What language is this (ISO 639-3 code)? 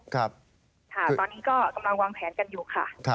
tha